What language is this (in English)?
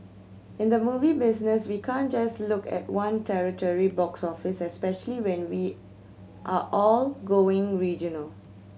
English